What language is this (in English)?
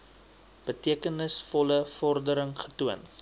Afrikaans